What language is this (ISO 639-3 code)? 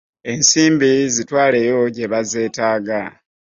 lug